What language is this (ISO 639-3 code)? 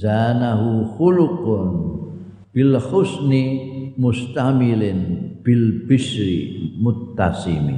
ind